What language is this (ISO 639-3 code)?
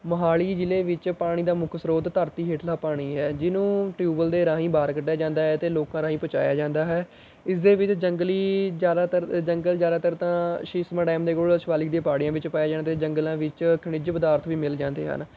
pan